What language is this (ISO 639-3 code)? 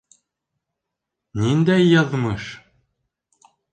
bak